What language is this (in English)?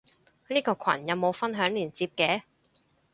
Cantonese